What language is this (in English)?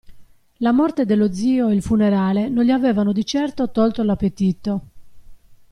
Italian